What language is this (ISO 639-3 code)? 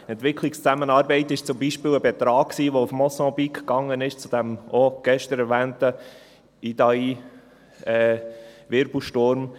gsw